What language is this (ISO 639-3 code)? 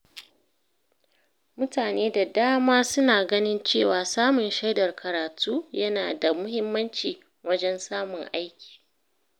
hau